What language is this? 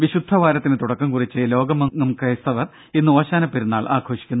Malayalam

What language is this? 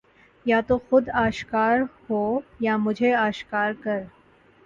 Urdu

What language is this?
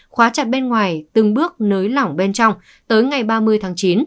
Vietnamese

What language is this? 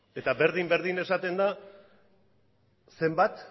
Basque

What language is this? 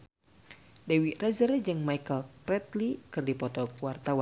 Sundanese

